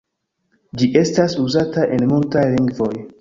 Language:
Esperanto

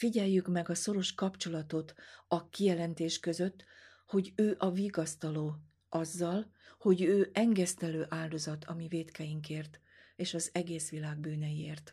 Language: Hungarian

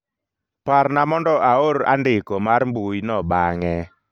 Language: Luo (Kenya and Tanzania)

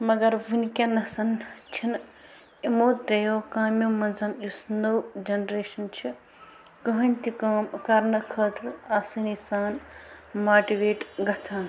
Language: Kashmiri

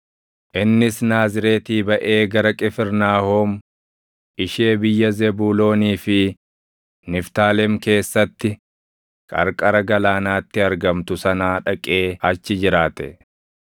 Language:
Oromo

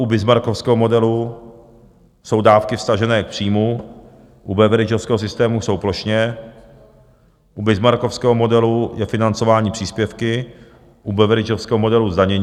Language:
Czech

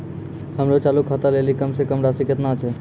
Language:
Maithili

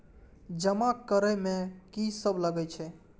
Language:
Maithili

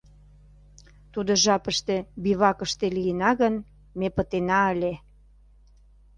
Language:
Mari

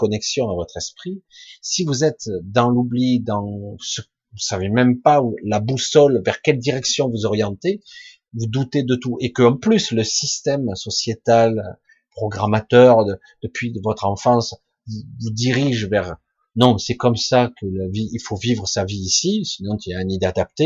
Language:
French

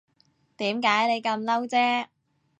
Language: Cantonese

